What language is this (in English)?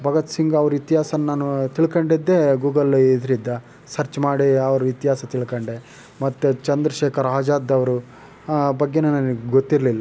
Kannada